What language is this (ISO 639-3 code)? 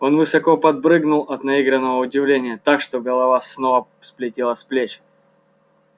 rus